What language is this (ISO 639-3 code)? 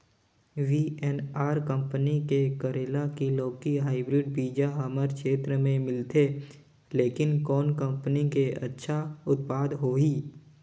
hne